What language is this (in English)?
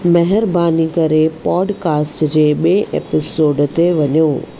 Sindhi